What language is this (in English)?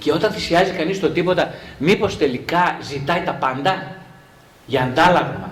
Greek